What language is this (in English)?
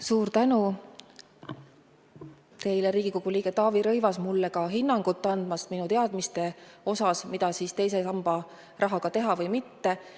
Estonian